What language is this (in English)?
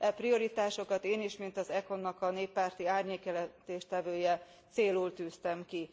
Hungarian